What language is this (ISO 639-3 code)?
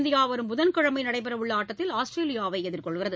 tam